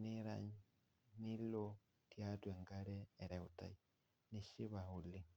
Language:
Masai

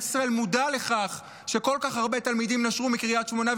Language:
Hebrew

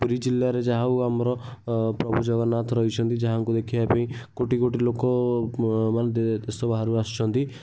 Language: Odia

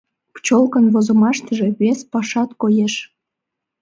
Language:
Mari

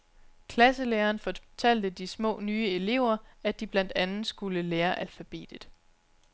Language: Danish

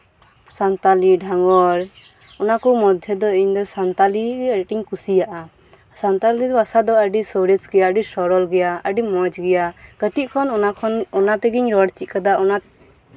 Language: Santali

